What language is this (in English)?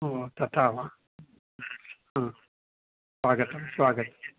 Sanskrit